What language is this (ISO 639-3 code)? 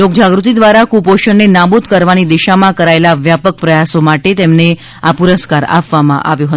guj